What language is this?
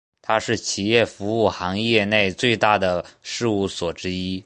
Chinese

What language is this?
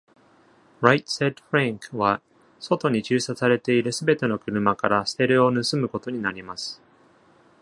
Japanese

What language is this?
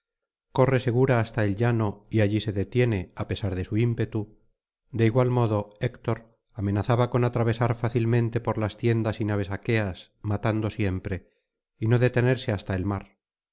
Spanish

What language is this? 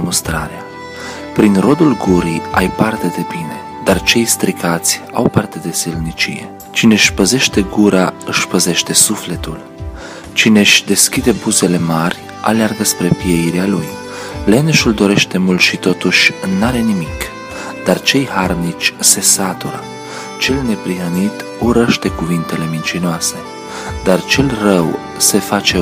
Romanian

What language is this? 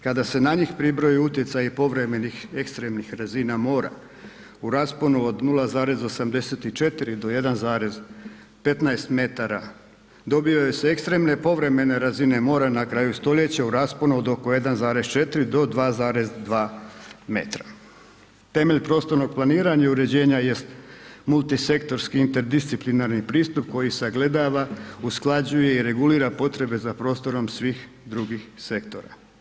Croatian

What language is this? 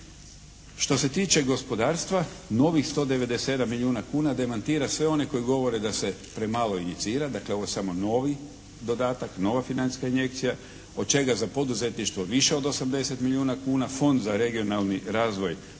Croatian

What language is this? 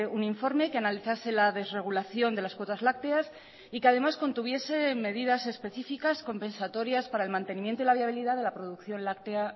Spanish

